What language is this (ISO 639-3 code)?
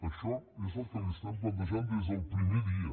cat